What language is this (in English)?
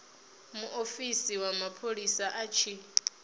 Venda